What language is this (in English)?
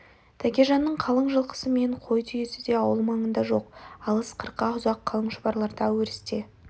Kazakh